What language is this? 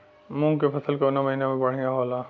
Bhojpuri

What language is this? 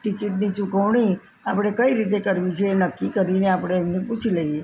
Gujarati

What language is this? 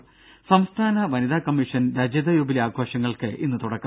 Malayalam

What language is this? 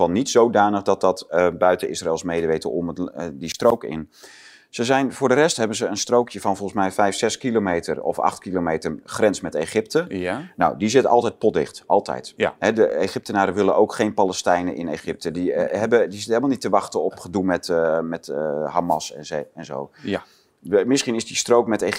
Dutch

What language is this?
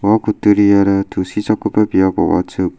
Garo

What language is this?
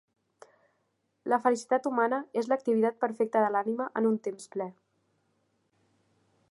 Catalan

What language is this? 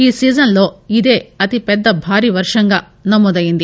Telugu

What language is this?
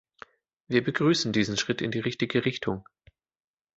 German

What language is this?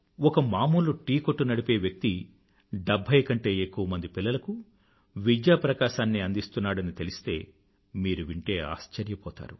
Telugu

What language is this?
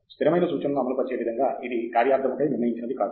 Telugu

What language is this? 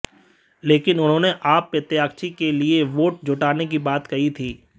Hindi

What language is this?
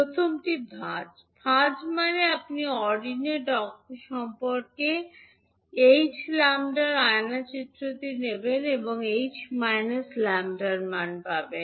Bangla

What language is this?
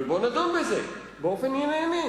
Hebrew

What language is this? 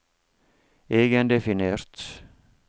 Norwegian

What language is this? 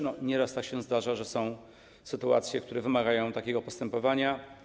Polish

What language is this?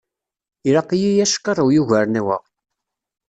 Kabyle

